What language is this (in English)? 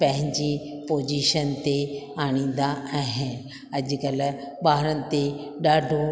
Sindhi